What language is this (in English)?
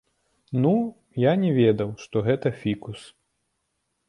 Belarusian